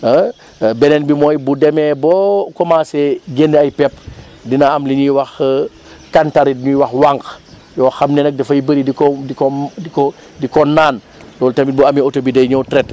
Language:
Wolof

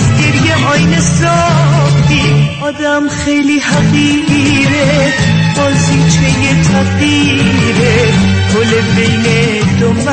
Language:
Persian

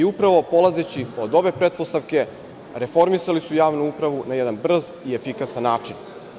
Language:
Serbian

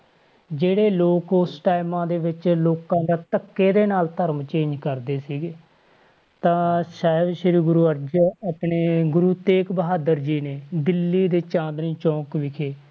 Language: Punjabi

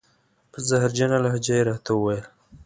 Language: Pashto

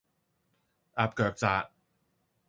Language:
Cantonese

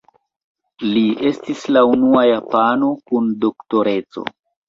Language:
Esperanto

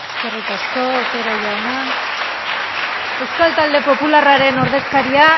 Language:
Basque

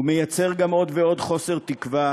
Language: Hebrew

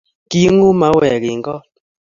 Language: Kalenjin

